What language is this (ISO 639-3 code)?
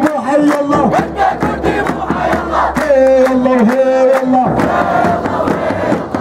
ara